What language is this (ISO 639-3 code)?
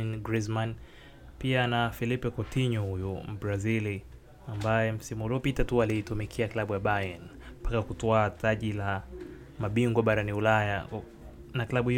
swa